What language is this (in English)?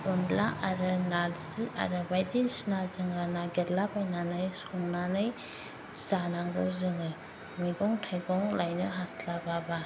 Bodo